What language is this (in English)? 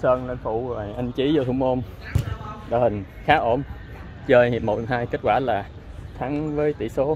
Vietnamese